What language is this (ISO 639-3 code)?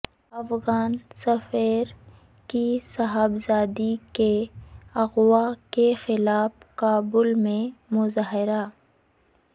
urd